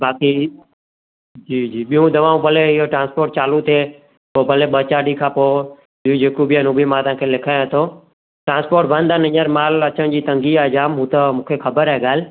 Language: Sindhi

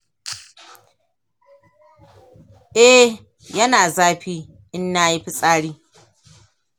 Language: Hausa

